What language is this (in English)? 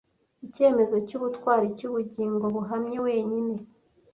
Kinyarwanda